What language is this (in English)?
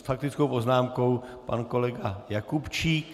Czech